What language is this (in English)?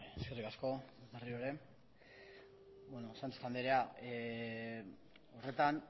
Basque